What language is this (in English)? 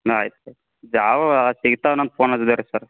Kannada